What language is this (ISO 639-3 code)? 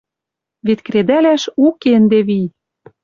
mrj